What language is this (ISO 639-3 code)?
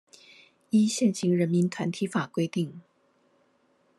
zho